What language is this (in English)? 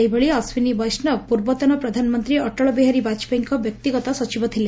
Odia